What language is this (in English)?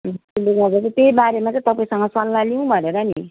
Nepali